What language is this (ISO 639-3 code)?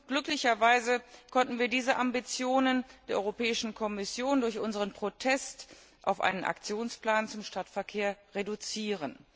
deu